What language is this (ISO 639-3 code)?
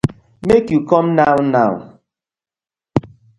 pcm